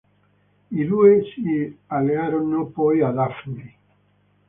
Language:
Italian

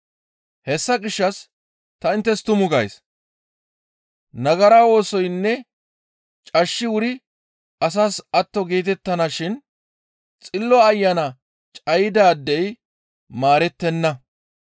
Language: Gamo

